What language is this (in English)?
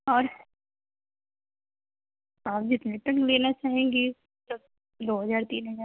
Urdu